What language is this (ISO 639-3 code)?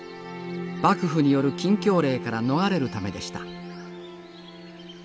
jpn